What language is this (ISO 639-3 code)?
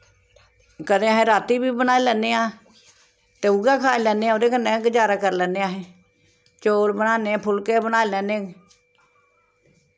doi